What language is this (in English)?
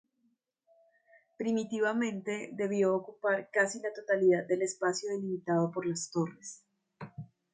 Spanish